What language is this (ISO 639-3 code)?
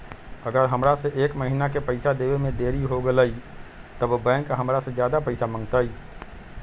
mag